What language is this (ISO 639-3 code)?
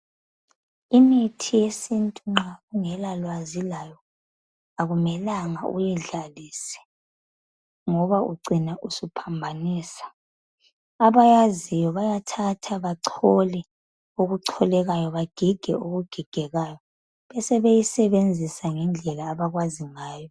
nde